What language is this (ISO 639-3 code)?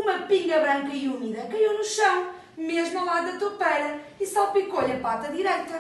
por